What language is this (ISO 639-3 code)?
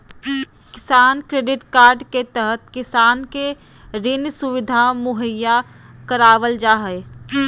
mag